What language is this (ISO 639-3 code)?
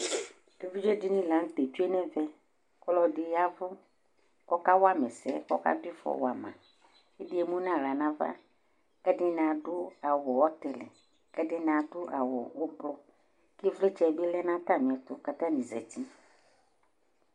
kpo